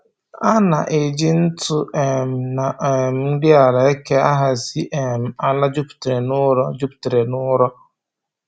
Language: Igbo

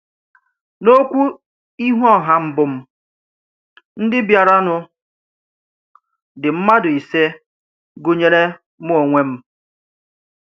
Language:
Igbo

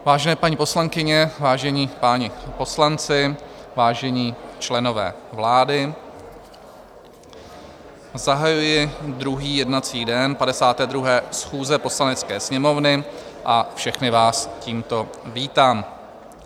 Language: Czech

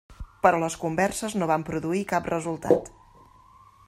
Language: Catalan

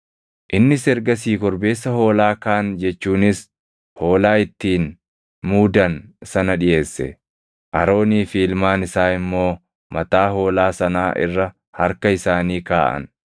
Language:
Oromo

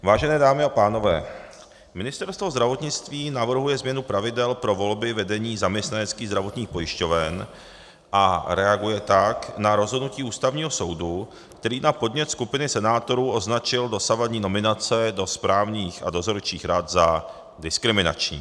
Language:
Czech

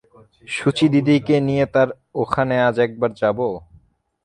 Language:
Bangla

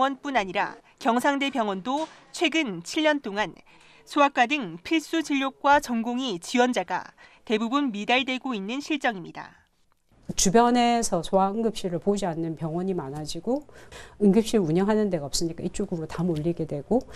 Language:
Korean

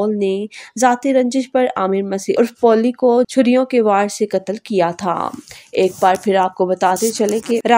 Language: Hindi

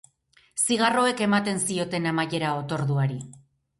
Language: Basque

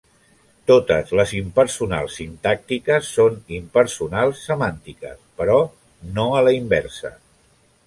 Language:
Catalan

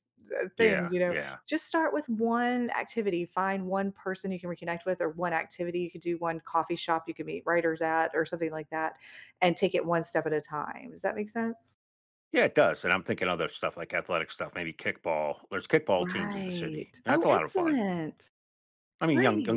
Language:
English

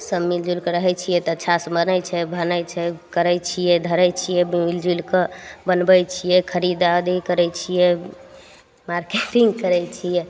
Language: Maithili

